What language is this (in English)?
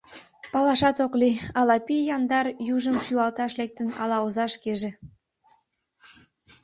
Mari